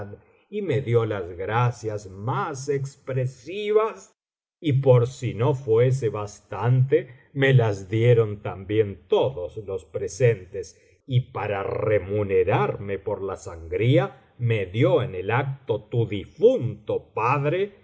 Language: Spanish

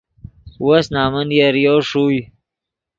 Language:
Yidgha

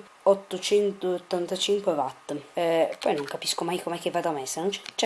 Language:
Italian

